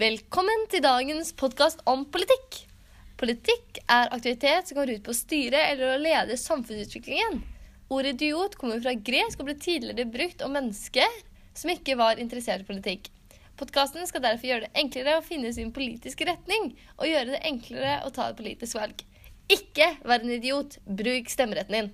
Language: Swedish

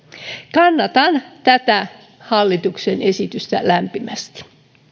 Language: Finnish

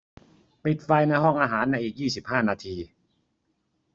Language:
Thai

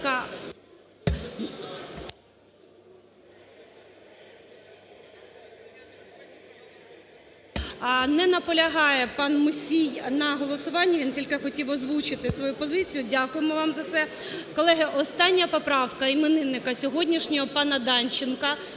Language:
Ukrainian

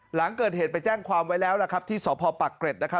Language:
Thai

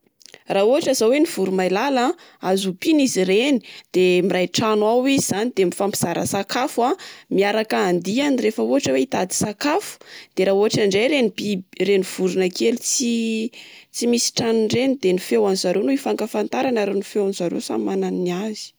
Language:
Malagasy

